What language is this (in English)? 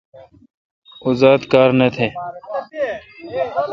Kalkoti